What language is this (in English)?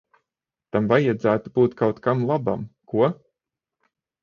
Latvian